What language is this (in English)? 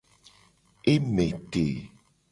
Gen